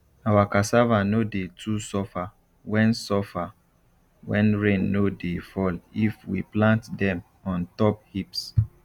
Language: Nigerian Pidgin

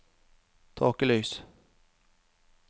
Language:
Norwegian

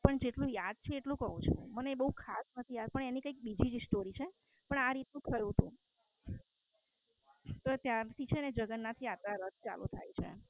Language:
Gujarati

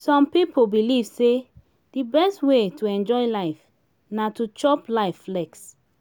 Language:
Nigerian Pidgin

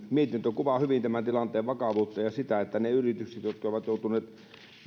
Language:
Finnish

